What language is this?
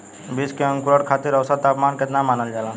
Bhojpuri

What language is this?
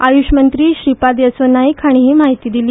Konkani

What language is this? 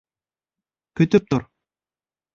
Bashkir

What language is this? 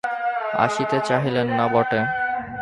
Bangla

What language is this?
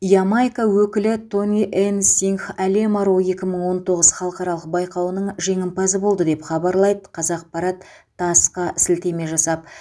Kazakh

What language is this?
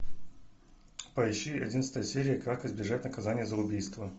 Russian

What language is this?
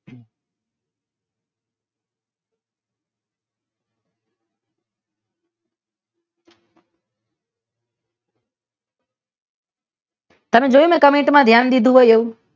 Gujarati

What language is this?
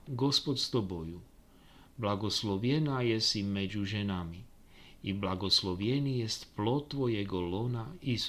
Slovak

